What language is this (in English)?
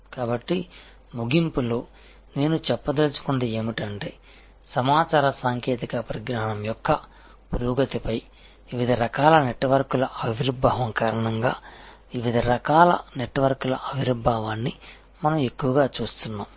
Telugu